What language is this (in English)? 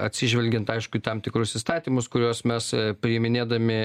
Lithuanian